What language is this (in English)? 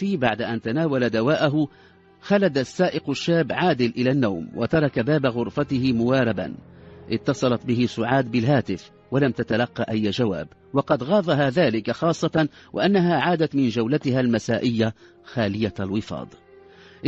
Arabic